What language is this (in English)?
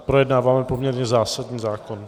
Czech